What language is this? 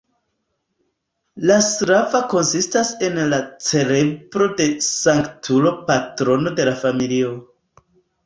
Esperanto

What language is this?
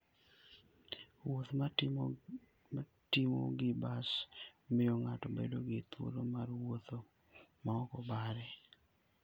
Luo (Kenya and Tanzania)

